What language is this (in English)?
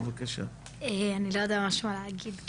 Hebrew